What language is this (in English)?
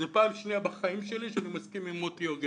Hebrew